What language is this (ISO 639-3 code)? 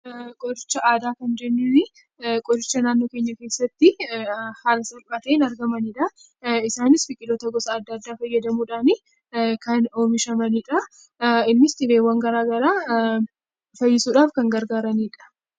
orm